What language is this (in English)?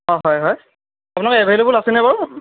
Assamese